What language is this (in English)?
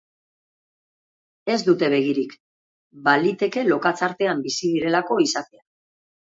Basque